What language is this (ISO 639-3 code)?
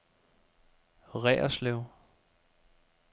dan